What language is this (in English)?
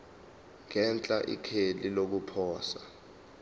Zulu